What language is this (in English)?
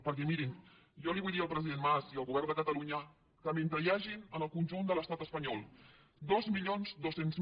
Catalan